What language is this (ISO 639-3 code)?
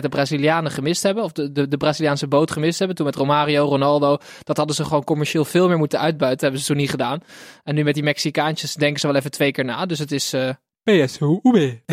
nld